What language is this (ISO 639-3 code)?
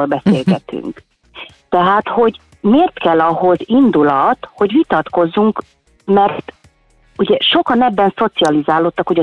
hun